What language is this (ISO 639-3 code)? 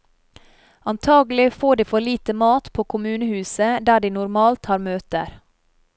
nor